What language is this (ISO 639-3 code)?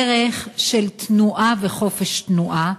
heb